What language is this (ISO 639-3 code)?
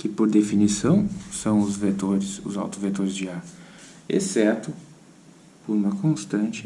por